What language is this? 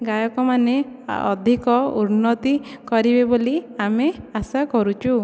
Odia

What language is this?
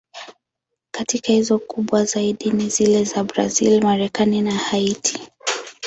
Swahili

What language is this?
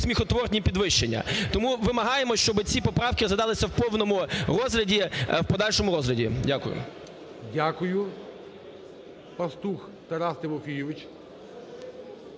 Ukrainian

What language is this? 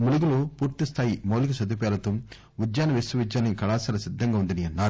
Telugu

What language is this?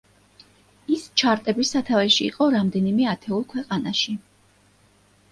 Georgian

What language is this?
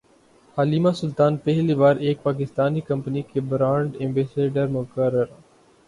Urdu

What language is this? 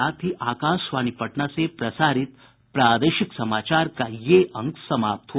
Hindi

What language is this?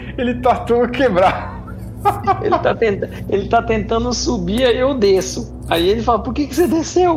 Portuguese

